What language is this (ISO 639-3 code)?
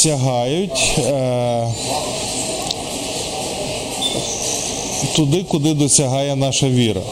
ukr